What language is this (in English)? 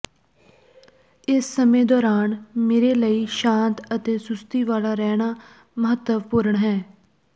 Punjabi